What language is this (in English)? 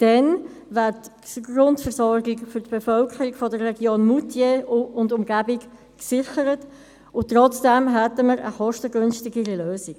Swiss German